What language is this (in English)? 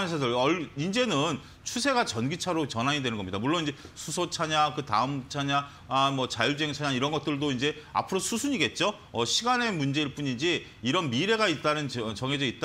Korean